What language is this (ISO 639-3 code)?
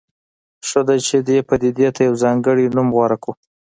pus